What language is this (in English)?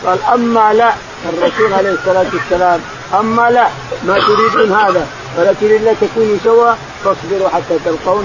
Arabic